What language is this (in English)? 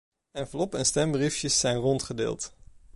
Dutch